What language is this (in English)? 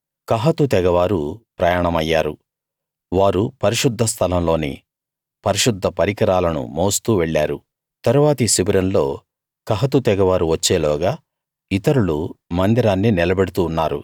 Telugu